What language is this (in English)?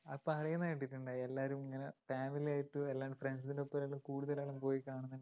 Malayalam